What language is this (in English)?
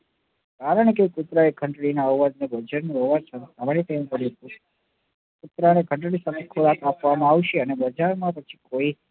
Gujarati